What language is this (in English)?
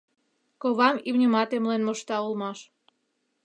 Mari